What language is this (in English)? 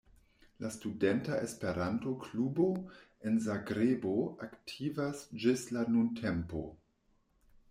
Esperanto